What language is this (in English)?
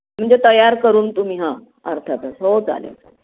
Marathi